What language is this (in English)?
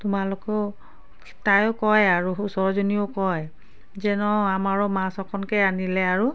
Assamese